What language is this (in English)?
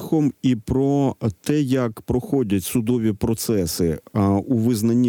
Ukrainian